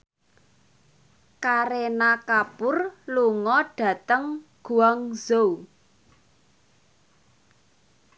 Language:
Javanese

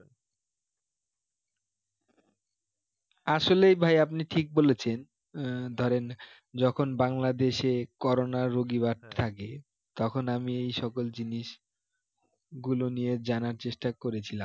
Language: Bangla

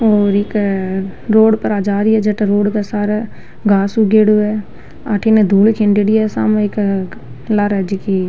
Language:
Rajasthani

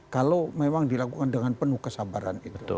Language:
Indonesian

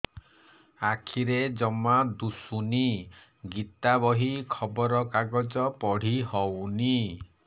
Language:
Odia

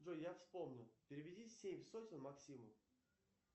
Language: Russian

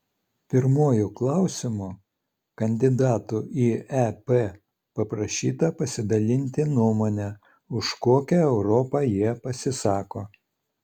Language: Lithuanian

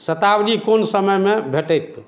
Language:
Maithili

